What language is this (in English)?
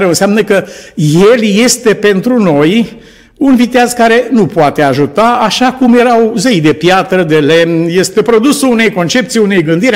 Romanian